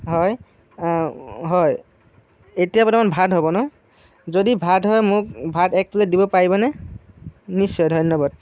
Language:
Assamese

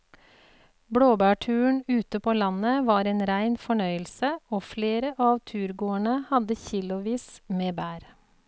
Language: Norwegian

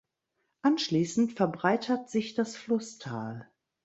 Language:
German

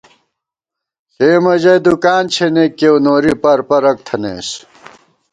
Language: Gawar-Bati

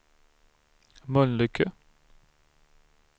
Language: Swedish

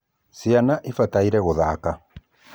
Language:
Kikuyu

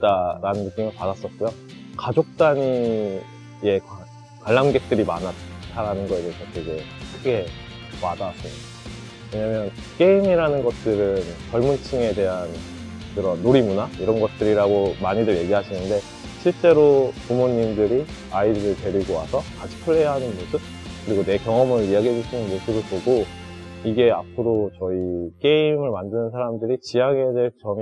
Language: Korean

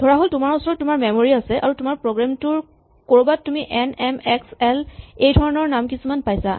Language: Assamese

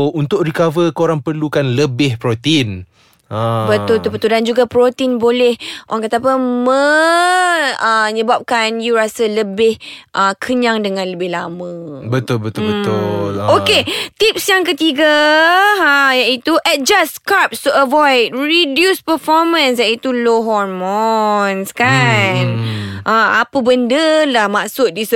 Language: Malay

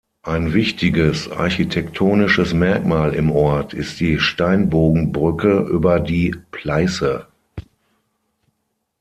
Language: German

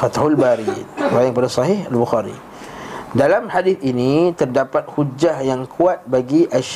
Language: Malay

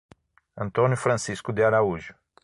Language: Portuguese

